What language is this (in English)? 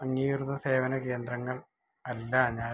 Malayalam